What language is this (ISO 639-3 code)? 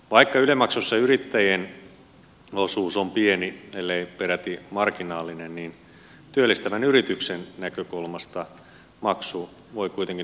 fin